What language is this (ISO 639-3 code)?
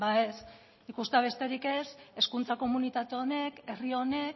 eus